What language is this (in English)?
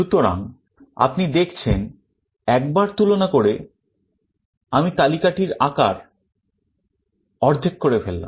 Bangla